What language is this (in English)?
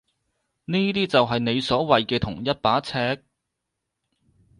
Cantonese